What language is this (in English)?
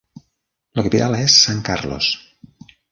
Catalan